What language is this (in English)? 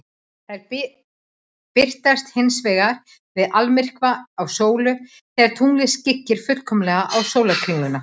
Icelandic